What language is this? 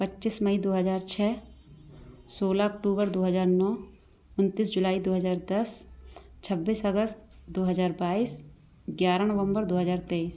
Hindi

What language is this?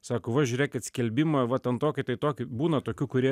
Lithuanian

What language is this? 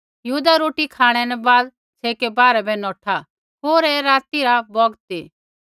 Kullu Pahari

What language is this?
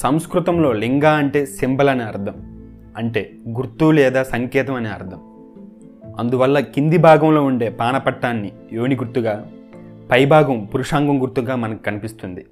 Telugu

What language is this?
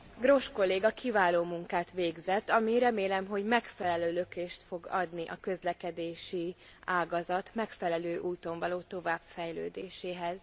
Hungarian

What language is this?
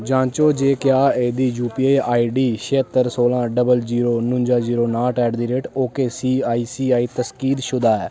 Dogri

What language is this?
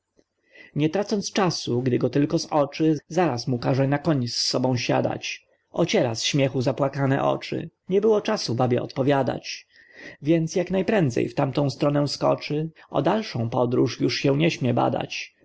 Polish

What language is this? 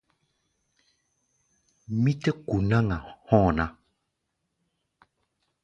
Gbaya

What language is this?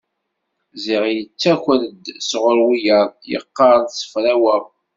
Kabyle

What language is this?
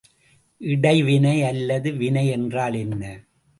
Tamil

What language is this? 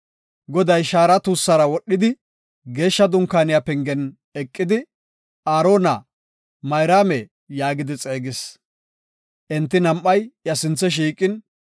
Gofa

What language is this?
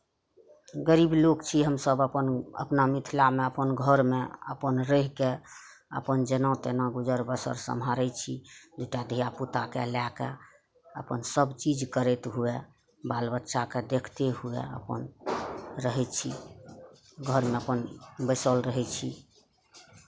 Maithili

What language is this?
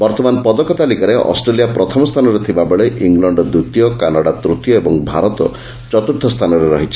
Odia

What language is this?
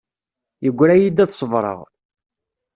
Kabyle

